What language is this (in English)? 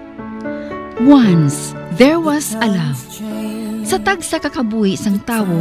Filipino